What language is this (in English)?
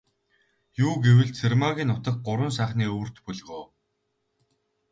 Mongolian